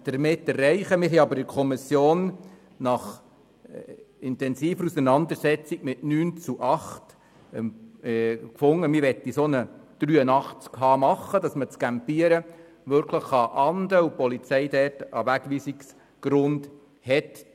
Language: Swiss German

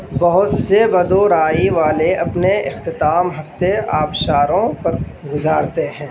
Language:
Urdu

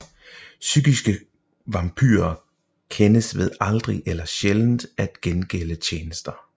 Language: Danish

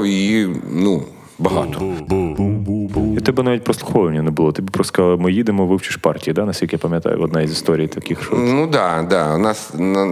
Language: Ukrainian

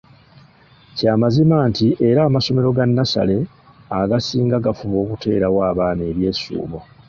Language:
Ganda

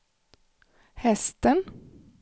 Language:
Swedish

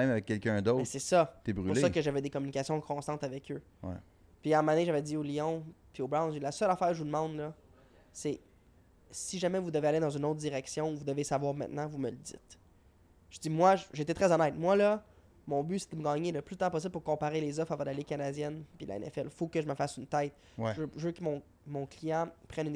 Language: French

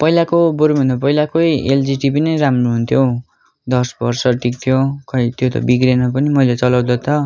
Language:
Nepali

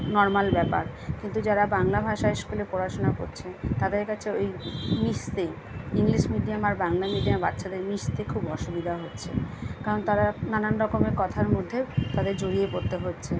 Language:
Bangla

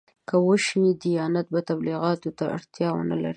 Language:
Pashto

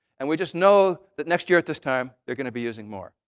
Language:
English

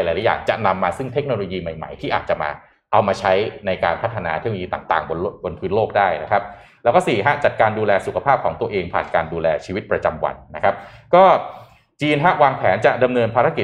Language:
Thai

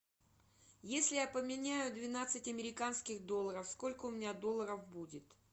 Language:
Russian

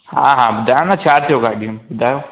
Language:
Sindhi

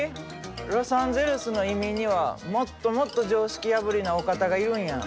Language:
Japanese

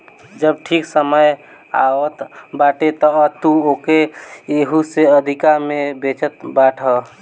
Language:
Bhojpuri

